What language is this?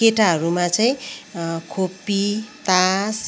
Nepali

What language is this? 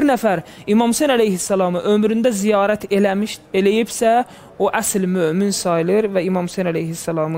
Turkish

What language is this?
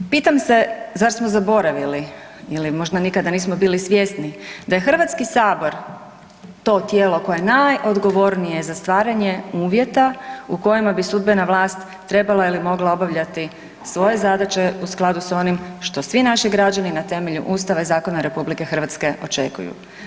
Croatian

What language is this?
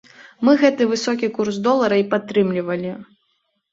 Belarusian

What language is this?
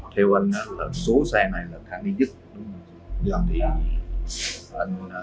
Vietnamese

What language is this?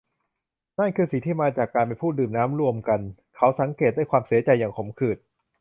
Thai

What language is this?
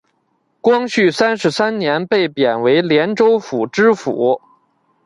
Chinese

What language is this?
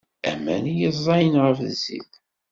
Kabyle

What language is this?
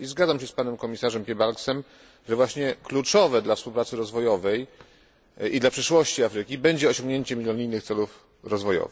Polish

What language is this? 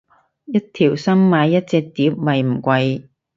Cantonese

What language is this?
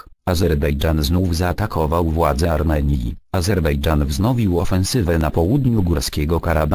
Polish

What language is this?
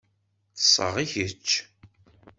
Kabyle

